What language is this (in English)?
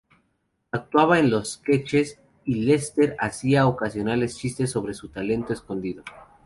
Spanish